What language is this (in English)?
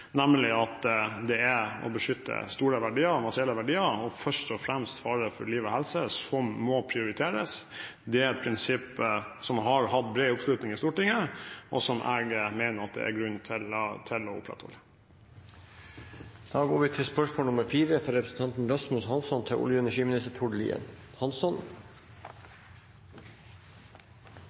Norwegian Bokmål